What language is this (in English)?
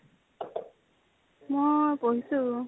Assamese